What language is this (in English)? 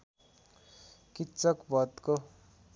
Nepali